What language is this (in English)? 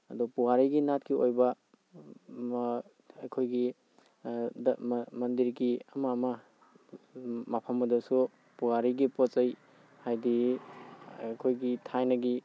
Manipuri